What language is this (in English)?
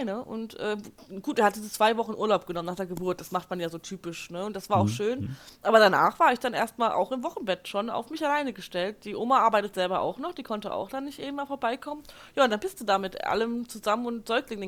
German